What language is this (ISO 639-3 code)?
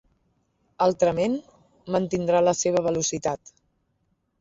cat